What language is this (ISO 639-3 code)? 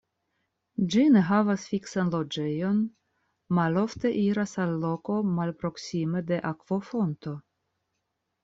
epo